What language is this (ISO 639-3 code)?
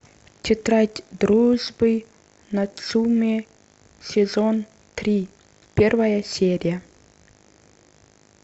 rus